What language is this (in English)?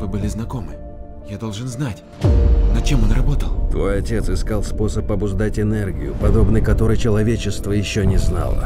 Russian